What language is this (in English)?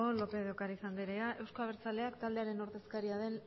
Basque